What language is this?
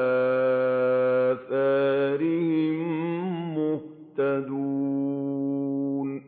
Arabic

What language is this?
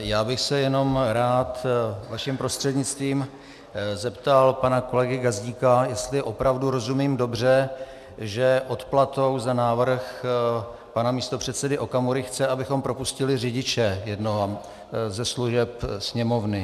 Czech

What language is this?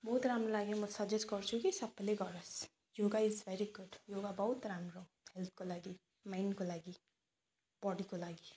Nepali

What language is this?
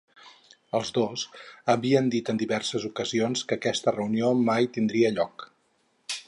Catalan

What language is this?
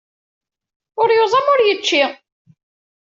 Kabyle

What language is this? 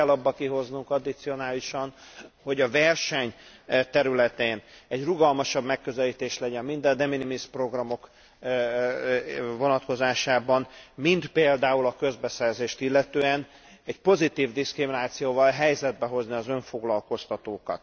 Hungarian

